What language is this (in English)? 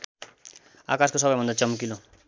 Nepali